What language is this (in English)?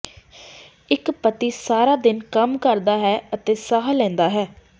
Punjabi